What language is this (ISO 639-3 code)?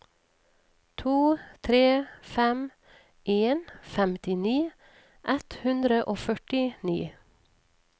nor